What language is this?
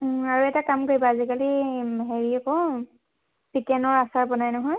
Assamese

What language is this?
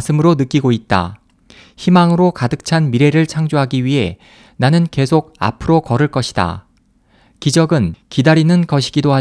Korean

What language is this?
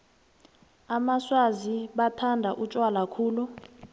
South Ndebele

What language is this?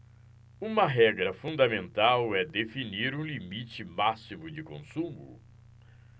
Portuguese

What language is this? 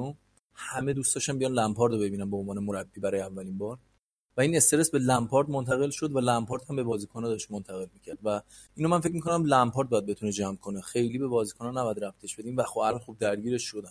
Persian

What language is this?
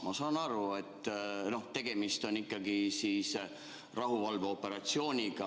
Estonian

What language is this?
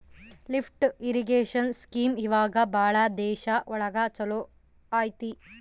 Kannada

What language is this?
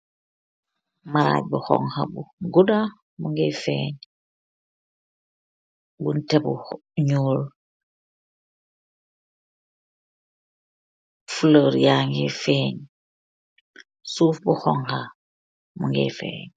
Wolof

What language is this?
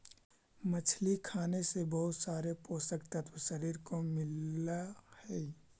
Magahi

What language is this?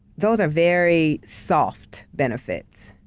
English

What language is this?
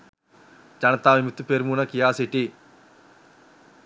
Sinhala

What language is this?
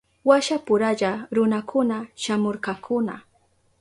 Southern Pastaza Quechua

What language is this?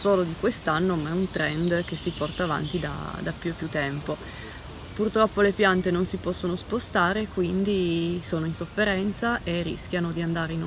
Italian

